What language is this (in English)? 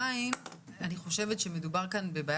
Hebrew